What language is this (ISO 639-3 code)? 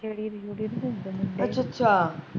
pan